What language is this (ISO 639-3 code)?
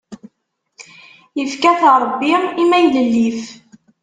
kab